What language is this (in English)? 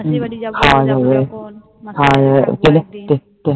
Bangla